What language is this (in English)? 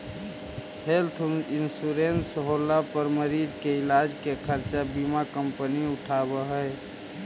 Magahi